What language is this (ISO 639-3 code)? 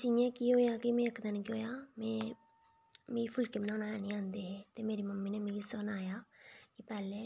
doi